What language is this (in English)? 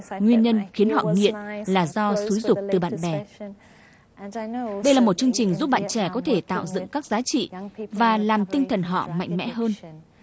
Vietnamese